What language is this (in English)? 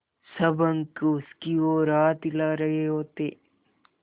Hindi